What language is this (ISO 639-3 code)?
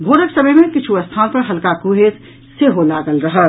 mai